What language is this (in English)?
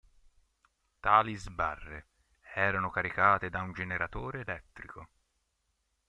Italian